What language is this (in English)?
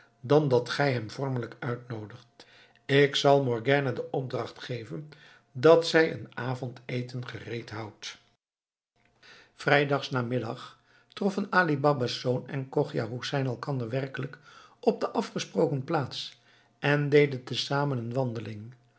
Dutch